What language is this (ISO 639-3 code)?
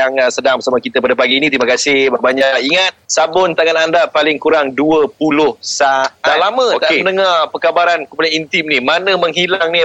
msa